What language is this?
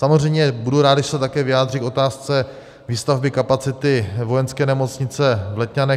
Czech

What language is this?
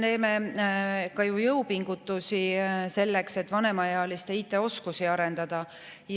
Estonian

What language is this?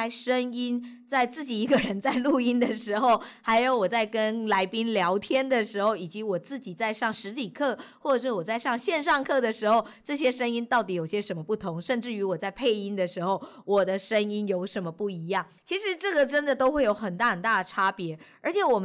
Chinese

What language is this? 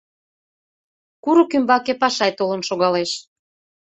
Mari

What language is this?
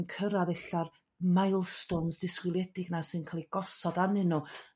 Welsh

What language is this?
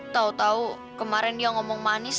Indonesian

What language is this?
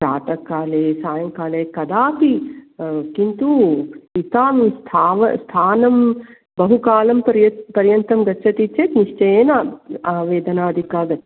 Sanskrit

